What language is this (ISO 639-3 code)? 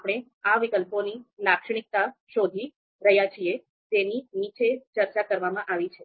guj